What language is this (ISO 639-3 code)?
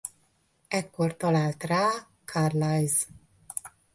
hun